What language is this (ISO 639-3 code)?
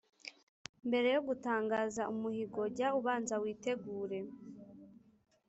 kin